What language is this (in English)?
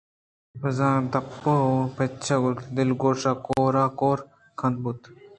Eastern Balochi